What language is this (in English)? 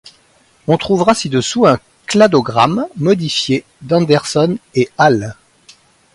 French